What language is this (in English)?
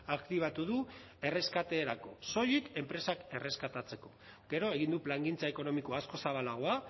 Basque